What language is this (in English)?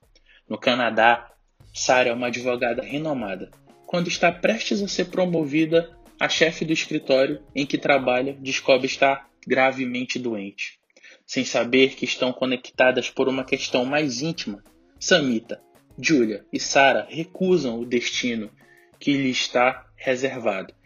Portuguese